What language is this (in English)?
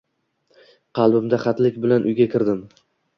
Uzbek